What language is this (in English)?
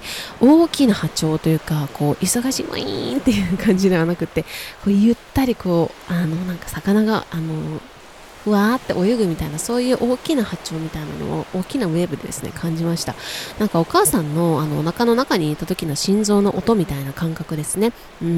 Japanese